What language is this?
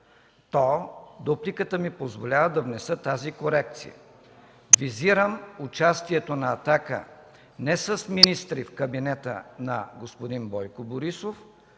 Bulgarian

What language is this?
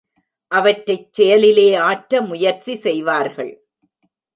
Tamil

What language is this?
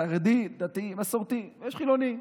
Hebrew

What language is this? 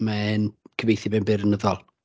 Welsh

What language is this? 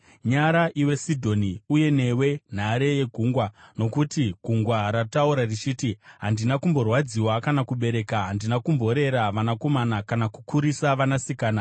Shona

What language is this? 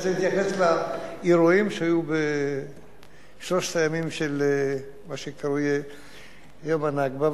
Hebrew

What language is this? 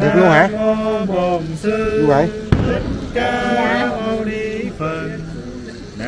Vietnamese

